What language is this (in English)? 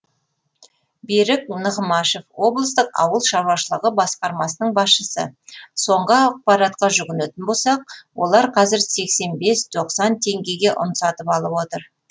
Kazakh